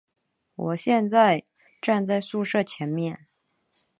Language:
Chinese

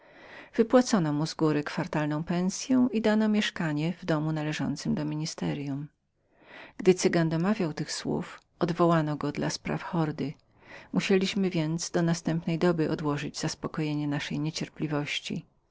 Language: Polish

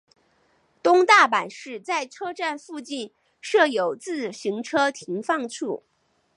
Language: Chinese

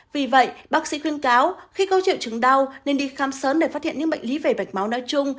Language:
Vietnamese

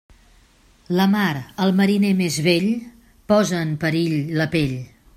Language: Catalan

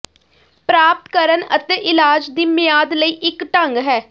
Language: Punjabi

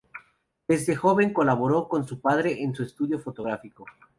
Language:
Spanish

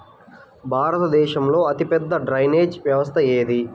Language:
Telugu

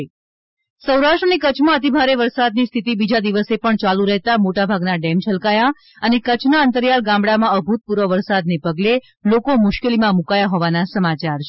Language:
Gujarati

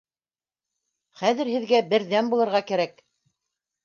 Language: Bashkir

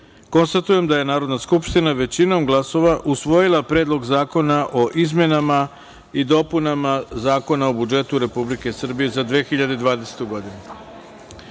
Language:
Serbian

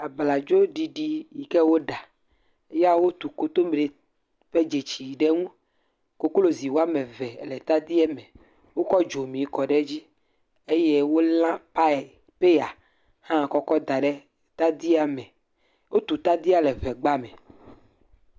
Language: Ewe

